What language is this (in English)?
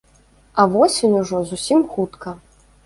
Belarusian